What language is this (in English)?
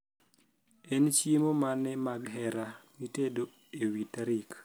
Luo (Kenya and Tanzania)